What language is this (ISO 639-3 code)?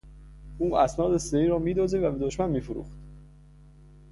fas